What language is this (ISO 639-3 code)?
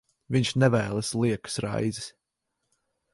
lav